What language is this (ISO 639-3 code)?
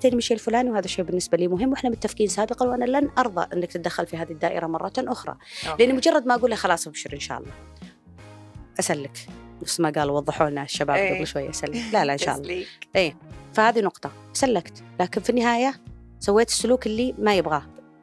ara